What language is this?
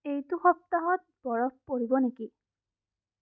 Assamese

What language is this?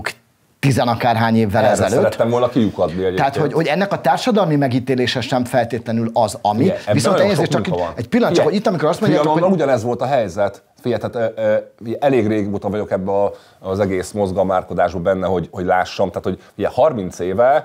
Hungarian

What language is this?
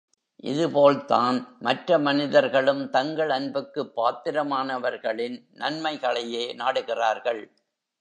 Tamil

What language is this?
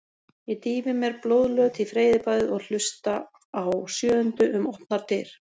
Icelandic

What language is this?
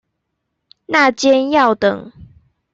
Chinese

